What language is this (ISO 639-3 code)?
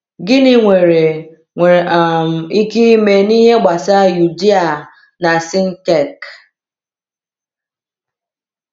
ibo